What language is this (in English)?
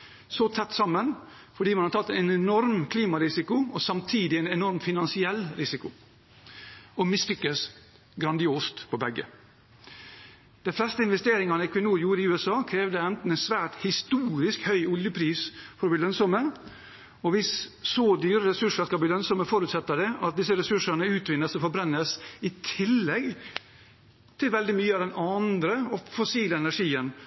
Norwegian Bokmål